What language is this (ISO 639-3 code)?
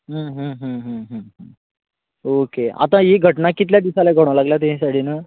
kok